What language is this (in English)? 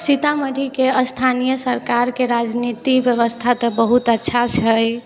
Maithili